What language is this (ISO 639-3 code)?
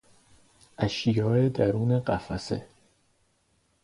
fas